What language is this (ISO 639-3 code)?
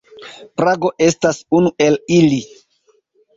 epo